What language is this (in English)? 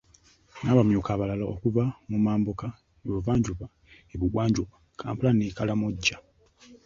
Ganda